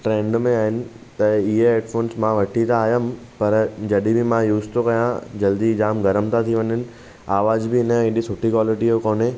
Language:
Sindhi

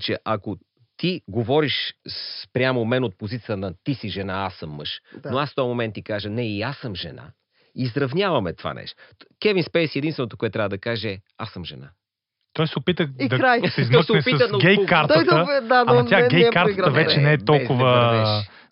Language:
Bulgarian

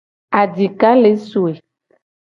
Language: Gen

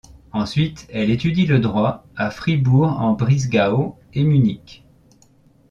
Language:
French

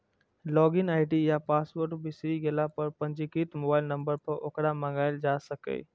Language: Maithili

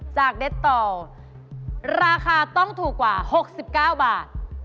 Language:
Thai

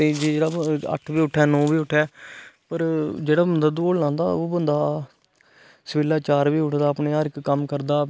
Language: Dogri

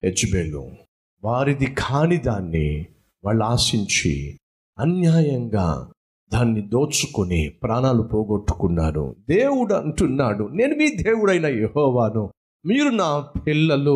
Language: Telugu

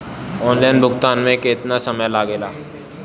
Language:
Bhojpuri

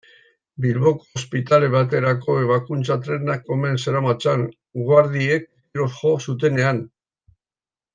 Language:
Basque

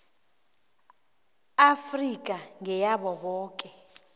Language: South Ndebele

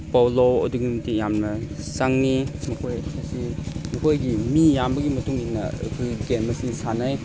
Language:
Manipuri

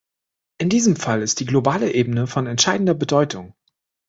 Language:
German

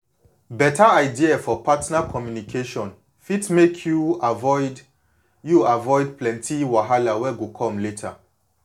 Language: Nigerian Pidgin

